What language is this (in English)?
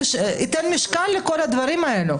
Hebrew